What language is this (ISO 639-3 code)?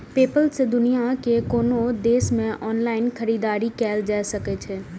mai